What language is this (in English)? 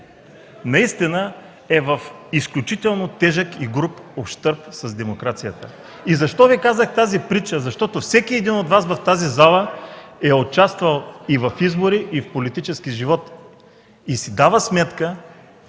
Bulgarian